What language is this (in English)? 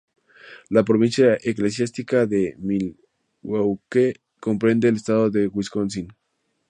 Spanish